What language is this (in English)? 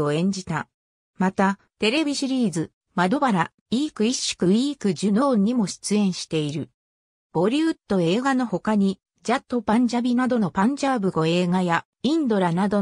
Japanese